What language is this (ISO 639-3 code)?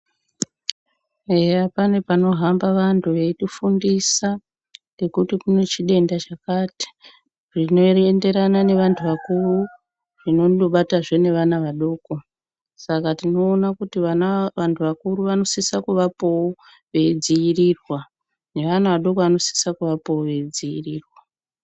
ndc